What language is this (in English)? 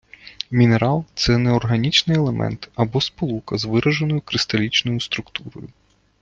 Ukrainian